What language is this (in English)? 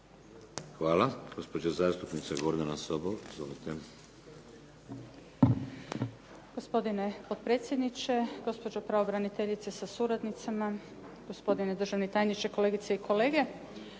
Croatian